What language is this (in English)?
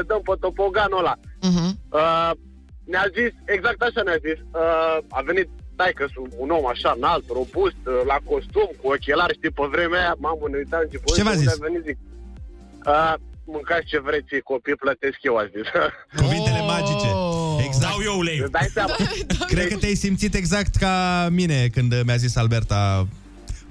Romanian